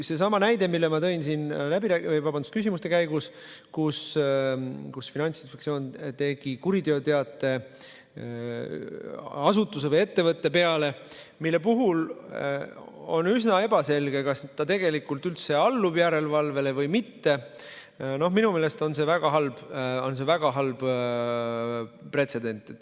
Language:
Estonian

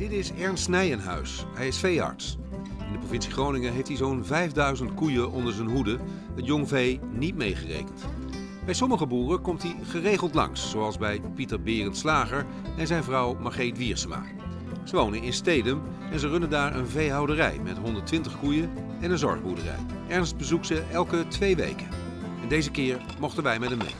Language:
Dutch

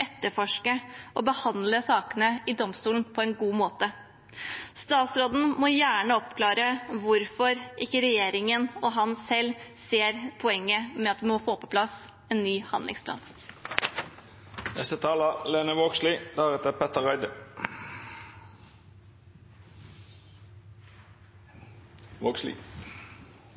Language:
Norwegian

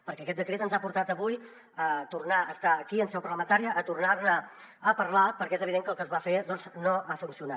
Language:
Catalan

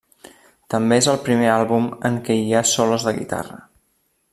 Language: Catalan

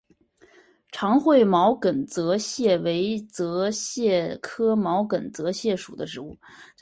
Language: Chinese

